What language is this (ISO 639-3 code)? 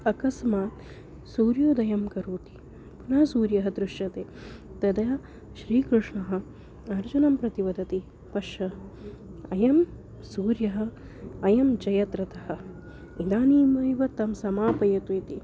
san